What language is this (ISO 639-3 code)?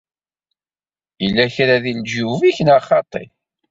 kab